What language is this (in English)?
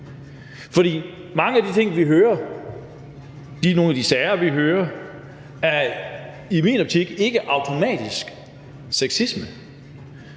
Danish